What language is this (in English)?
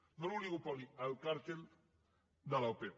Catalan